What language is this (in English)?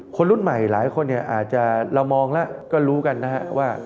Thai